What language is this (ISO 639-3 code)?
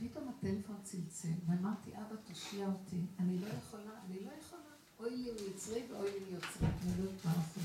heb